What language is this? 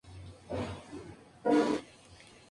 Spanish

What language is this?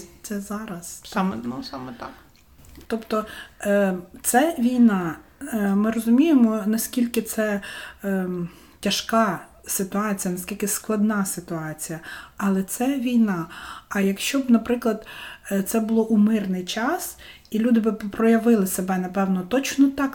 Ukrainian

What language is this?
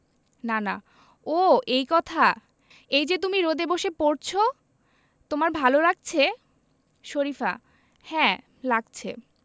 Bangla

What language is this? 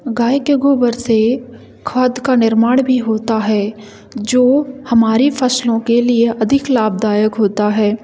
Hindi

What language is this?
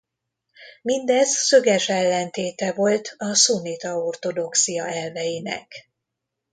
Hungarian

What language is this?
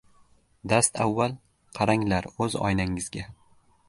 Uzbek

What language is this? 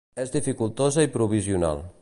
Catalan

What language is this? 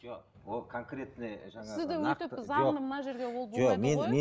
Kazakh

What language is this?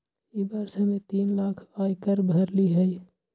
Magahi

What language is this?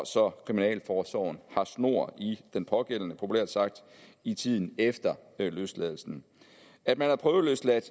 Danish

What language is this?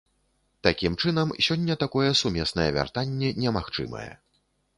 Belarusian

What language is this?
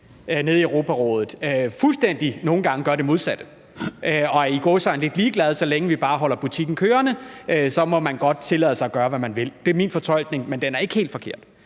Danish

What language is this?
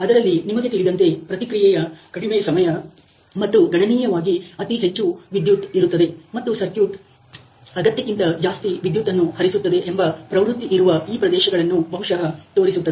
Kannada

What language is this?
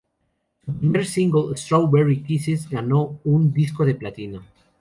Spanish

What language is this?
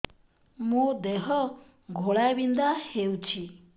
Odia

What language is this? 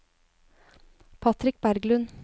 Norwegian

